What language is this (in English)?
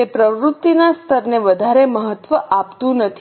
Gujarati